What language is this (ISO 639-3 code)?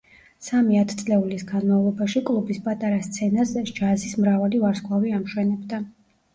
kat